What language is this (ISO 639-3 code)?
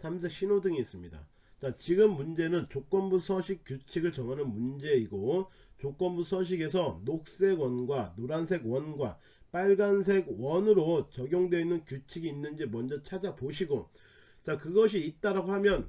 kor